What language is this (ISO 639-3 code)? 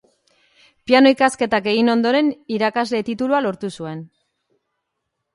eus